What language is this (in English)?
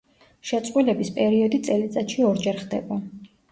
Georgian